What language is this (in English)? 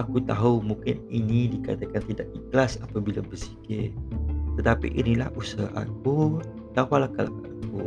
Malay